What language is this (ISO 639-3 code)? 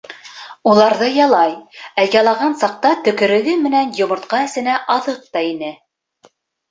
bak